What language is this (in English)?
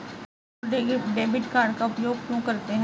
Hindi